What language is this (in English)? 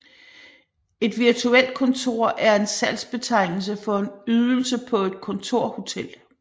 Danish